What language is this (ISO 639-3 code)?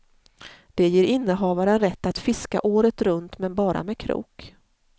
swe